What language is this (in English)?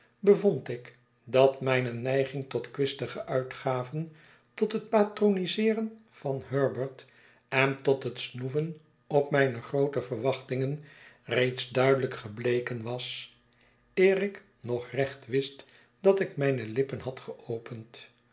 Dutch